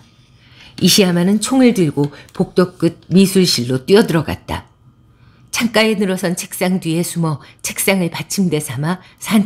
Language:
Korean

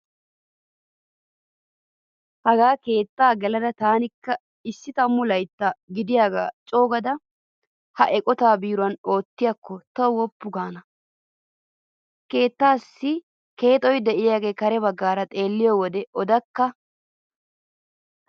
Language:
Wolaytta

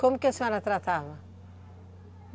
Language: Portuguese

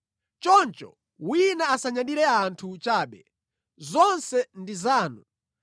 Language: Nyanja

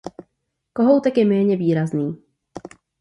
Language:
Czech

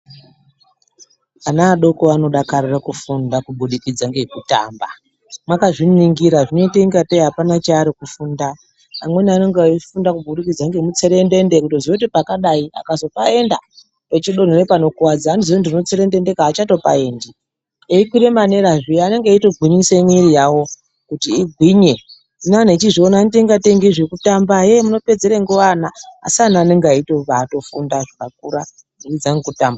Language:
Ndau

